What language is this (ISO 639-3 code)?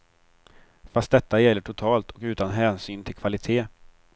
swe